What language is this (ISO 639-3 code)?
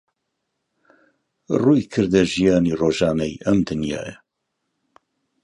ckb